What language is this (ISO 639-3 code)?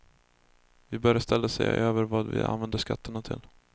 swe